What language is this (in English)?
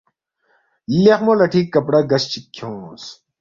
Balti